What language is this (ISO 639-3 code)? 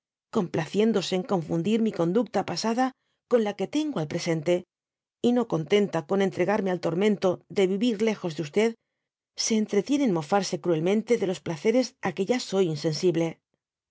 spa